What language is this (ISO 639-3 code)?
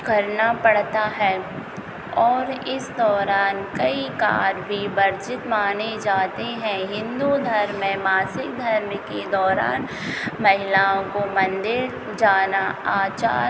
hin